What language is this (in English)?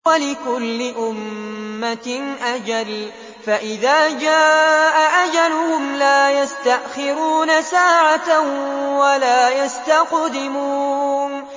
Arabic